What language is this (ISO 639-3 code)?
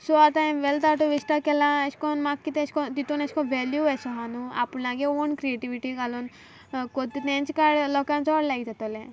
kok